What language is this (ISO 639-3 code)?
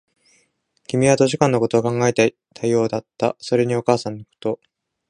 jpn